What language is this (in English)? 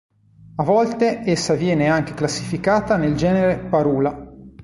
Italian